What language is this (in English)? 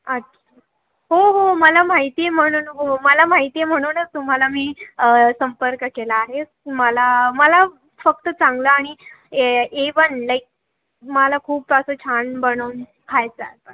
Marathi